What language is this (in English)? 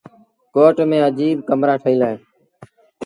Sindhi Bhil